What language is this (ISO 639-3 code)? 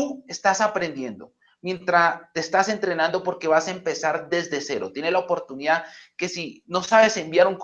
spa